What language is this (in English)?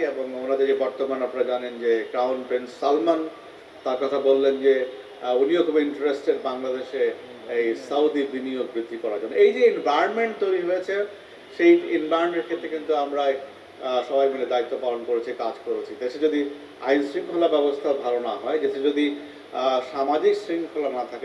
Bangla